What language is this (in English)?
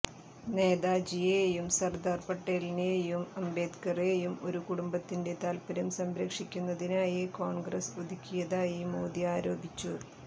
Malayalam